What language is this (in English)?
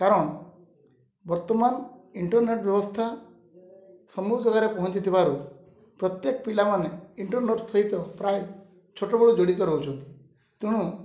Odia